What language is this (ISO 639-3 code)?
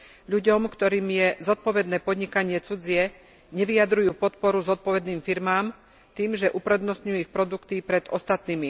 slk